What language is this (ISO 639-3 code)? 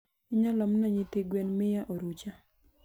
luo